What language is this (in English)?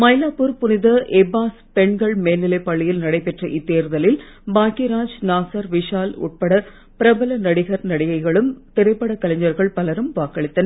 Tamil